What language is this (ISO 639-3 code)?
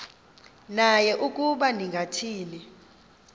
xho